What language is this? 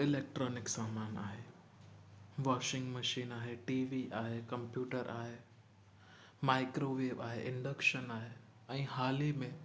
Sindhi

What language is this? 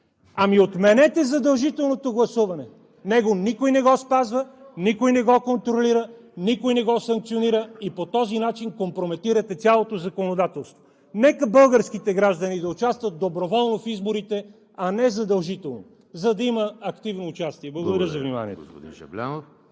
Bulgarian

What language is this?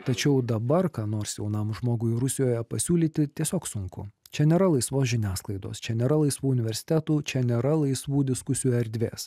Lithuanian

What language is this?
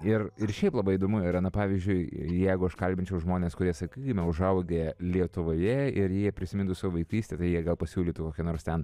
Lithuanian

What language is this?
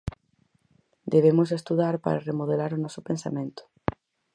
Galician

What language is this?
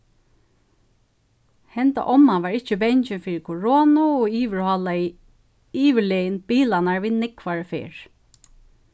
Faroese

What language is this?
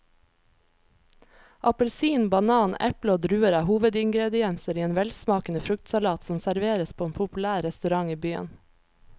Norwegian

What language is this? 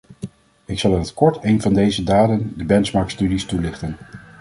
Dutch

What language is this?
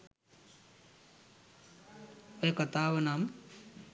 Sinhala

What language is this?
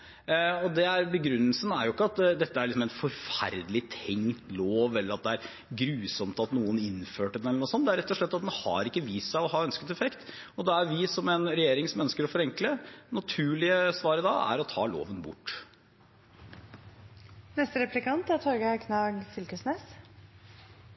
Norwegian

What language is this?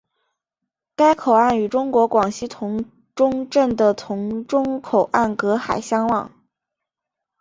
Chinese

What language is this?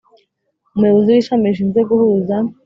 Kinyarwanda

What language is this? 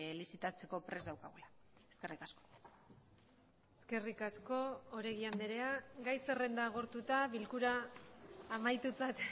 Basque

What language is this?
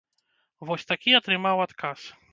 Belarusian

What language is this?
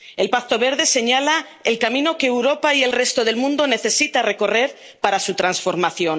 Spanish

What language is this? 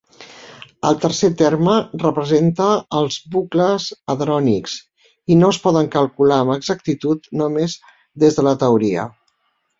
Catalan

